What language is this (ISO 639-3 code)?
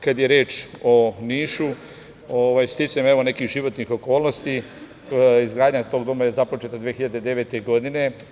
srp